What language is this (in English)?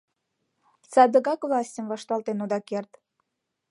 Mari